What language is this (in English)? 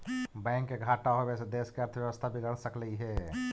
Magahi